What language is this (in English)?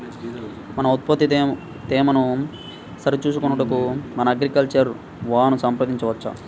Telugu